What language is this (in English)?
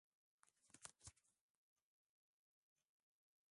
Swahili